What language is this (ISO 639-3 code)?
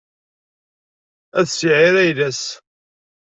kab